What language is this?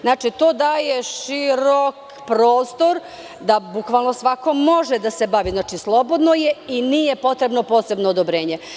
Serbian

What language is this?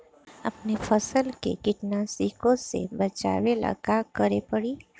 Bhojpuri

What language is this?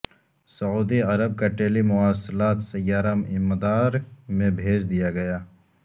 Urdu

